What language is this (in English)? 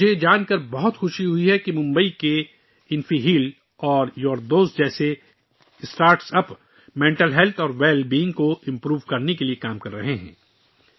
Urdu